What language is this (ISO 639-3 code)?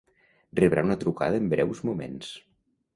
cat